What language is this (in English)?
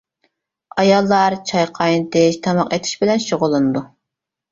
Uyghur